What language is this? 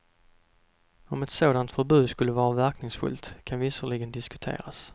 Swedish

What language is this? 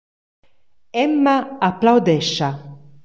Romansh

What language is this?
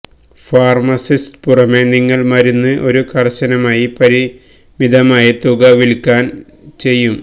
Malayalam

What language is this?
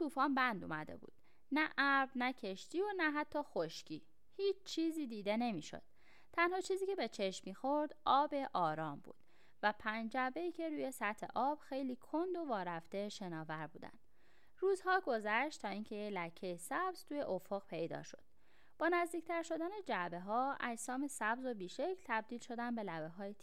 Persian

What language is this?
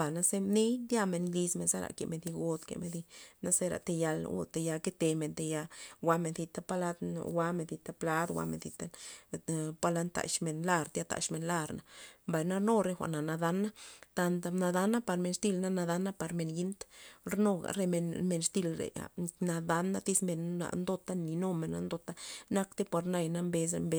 Loxicha Zapotec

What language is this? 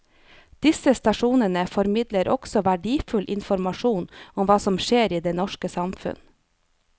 Norwegian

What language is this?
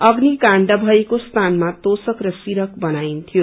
Nepali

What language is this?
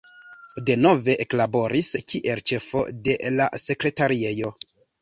Esperanto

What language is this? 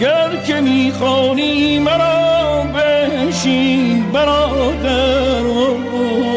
Persian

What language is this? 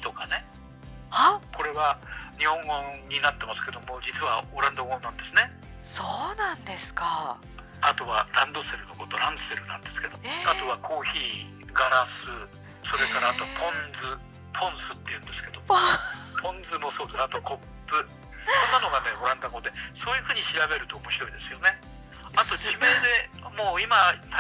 Japanese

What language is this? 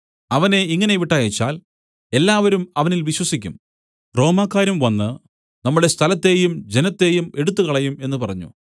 Malayalam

